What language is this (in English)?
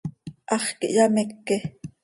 Seri